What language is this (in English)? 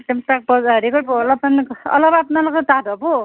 Assamese